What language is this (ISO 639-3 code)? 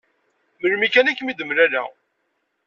kab